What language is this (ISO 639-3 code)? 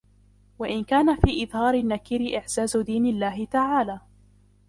ara